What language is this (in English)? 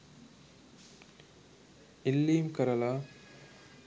Sinhala